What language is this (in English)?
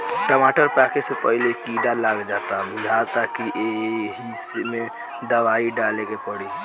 Bhojpuri